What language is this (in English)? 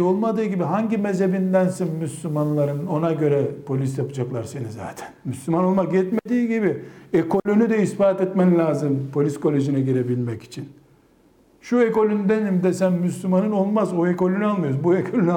Turkish